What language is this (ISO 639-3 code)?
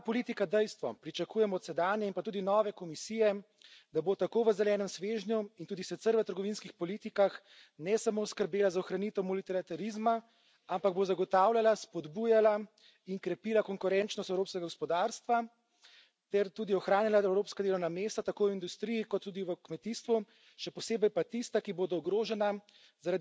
slv